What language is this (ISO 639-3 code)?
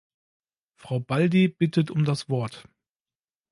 deu